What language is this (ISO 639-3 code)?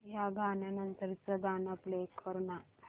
mar